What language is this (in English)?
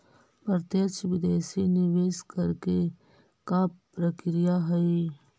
Magahi